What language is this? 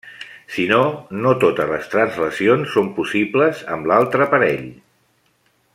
Catalan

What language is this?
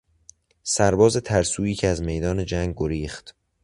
Persian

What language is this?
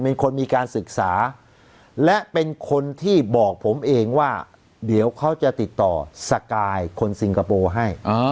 Thai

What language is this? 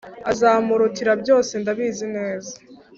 Kinyarwanda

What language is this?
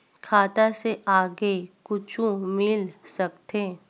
Chhattisgarhi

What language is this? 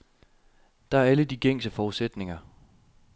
Danish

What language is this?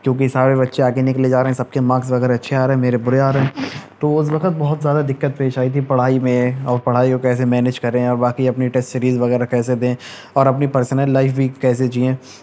Urdu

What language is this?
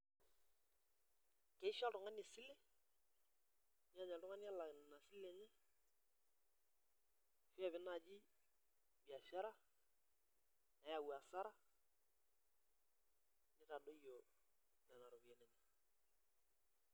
Masai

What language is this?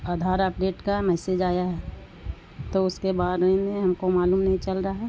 Urdu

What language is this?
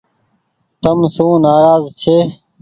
Goaria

